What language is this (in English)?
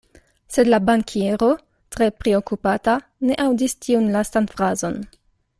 Esperanto